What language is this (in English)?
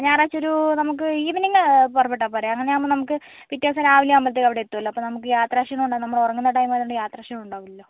Malayalam